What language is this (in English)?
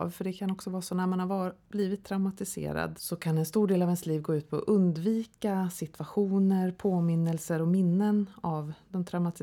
Swedish